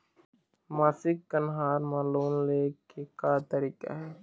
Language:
Chhattisgarhi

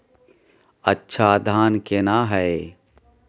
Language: Maithili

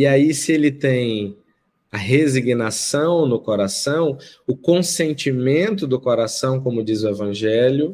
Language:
Portuguese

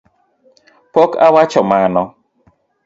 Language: Luo (Kenya and Tanzania)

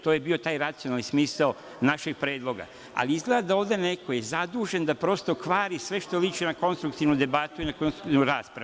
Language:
Serbian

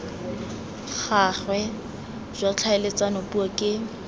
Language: Tswana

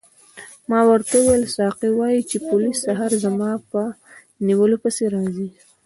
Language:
Pashto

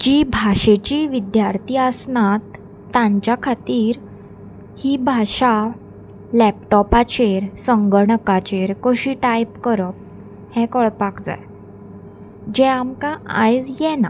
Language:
Konkani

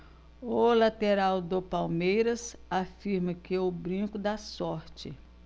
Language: Portuguese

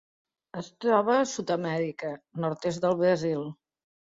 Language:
Catalan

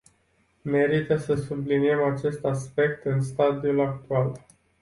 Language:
Romanian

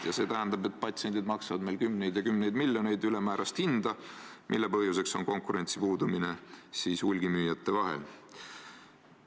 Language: Estonian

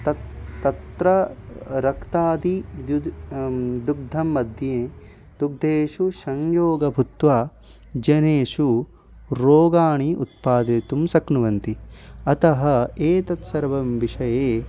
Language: Sanskrit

